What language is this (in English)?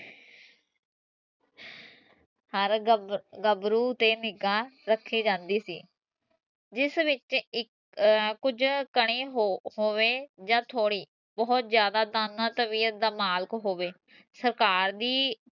Punjabi